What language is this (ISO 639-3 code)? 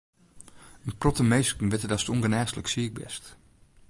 fry